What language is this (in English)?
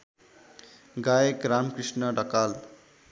Nepali